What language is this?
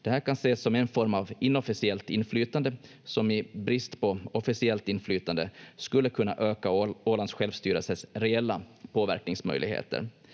Finnish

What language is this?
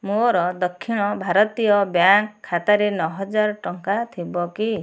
Odia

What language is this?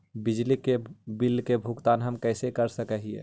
Magahi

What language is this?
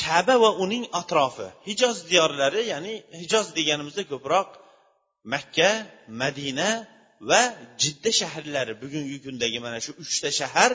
Bulgarian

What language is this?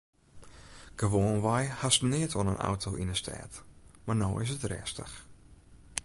Western Frisian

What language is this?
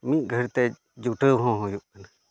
Santali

